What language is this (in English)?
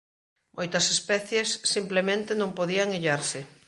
Galician